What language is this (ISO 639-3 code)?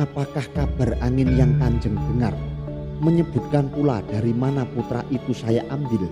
ind